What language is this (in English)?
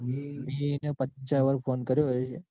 Gujarati